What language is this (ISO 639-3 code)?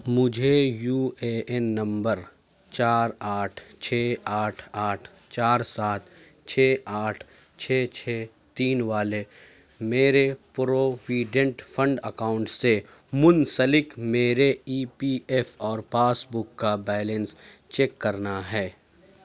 urd